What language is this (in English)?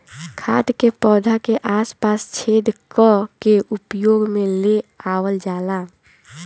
Bhojpuri